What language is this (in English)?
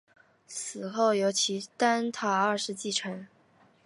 Chinese